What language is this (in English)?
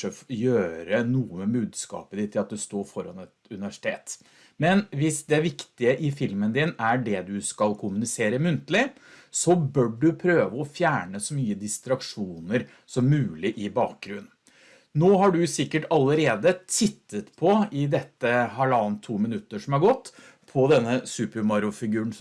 Norwegian